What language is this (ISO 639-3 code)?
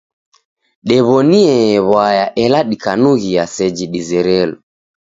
dav